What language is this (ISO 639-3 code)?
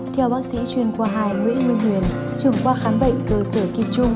vie